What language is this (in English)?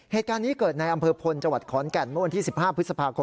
Thai